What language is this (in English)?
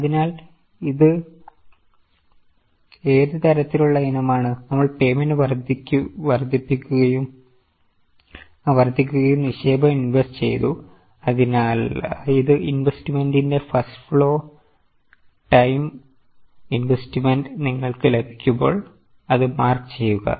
Malayalam